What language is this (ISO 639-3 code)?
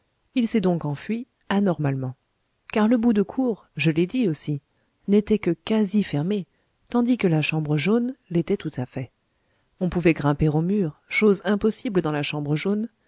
fra